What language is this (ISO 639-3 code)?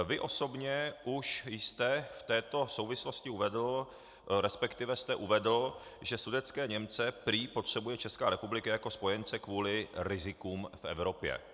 ces